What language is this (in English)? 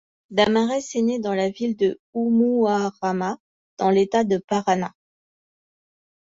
French